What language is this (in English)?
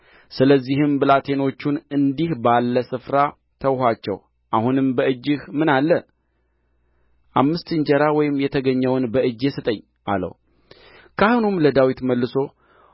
Amharic